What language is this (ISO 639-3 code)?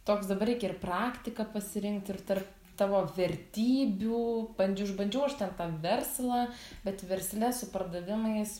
lit